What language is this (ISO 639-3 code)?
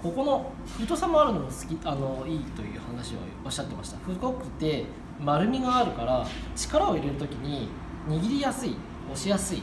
jpn